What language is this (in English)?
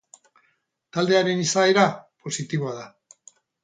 Basque